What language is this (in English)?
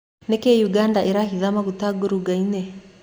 Kikuyu